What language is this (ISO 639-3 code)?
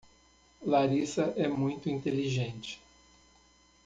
por